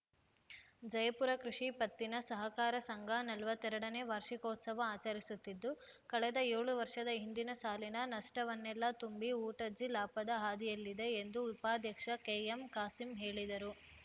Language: Kannada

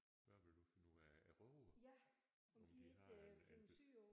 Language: Danish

